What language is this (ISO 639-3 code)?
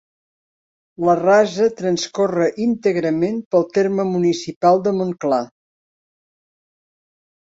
cat